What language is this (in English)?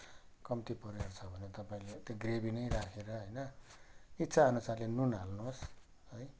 Nepali